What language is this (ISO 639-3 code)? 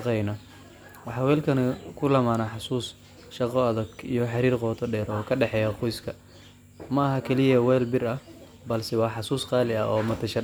som